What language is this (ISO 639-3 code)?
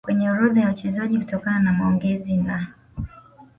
swa